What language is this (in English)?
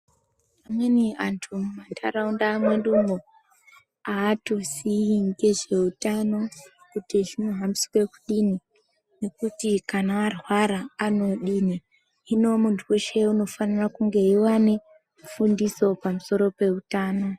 Ndau